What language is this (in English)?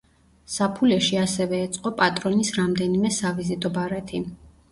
Georgian